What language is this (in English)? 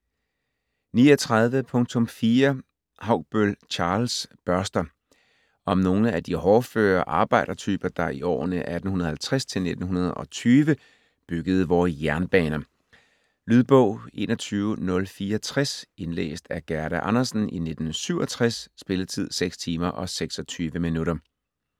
Danish